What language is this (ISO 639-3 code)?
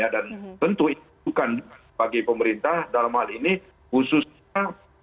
ind